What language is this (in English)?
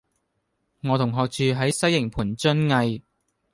Cantonese